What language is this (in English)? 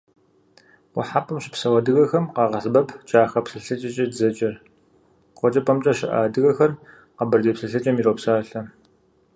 Kabardian